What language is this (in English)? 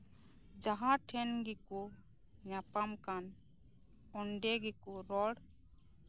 Santali